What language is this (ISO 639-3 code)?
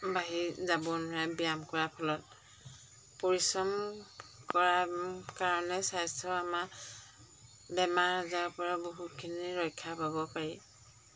asm